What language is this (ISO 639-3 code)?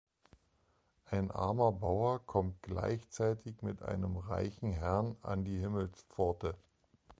deu